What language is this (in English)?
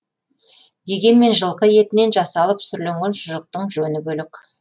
Kazakh